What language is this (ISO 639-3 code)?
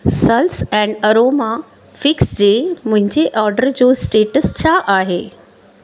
snd